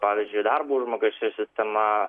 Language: Lithuanian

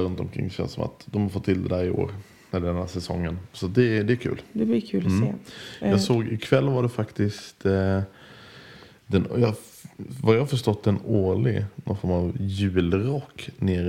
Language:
Swedish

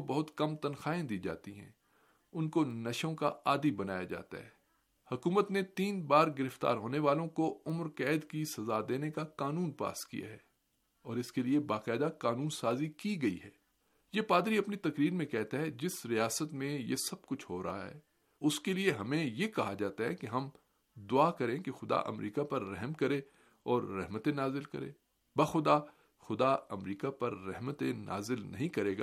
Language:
Urdu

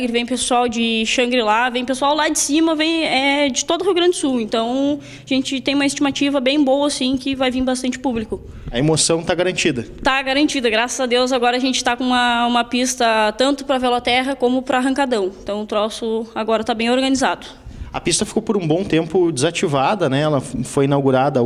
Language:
Portuguese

